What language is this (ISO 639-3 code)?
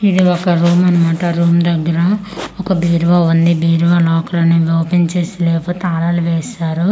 tel